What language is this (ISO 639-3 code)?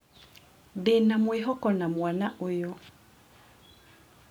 kik